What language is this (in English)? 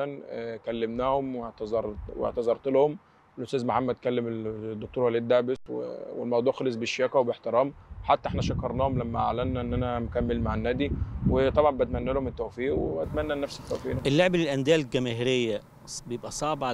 Arabic